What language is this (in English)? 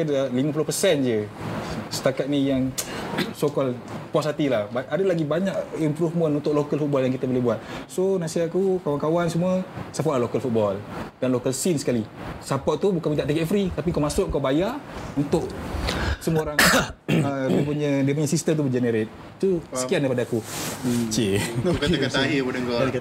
Malay